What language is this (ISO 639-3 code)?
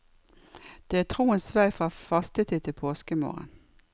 nor